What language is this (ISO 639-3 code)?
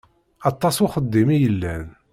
kab